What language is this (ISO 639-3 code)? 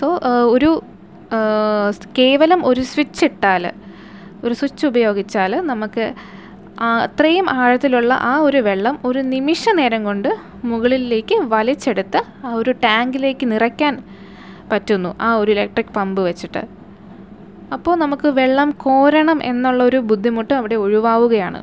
mal